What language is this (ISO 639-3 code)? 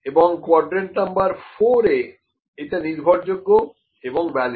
ben